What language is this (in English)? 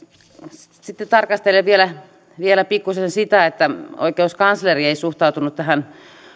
Finnish